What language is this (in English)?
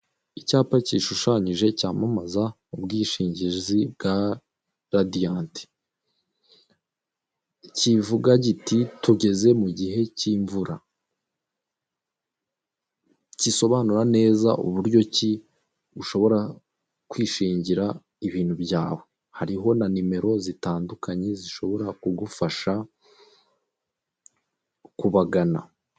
Kinyarwanda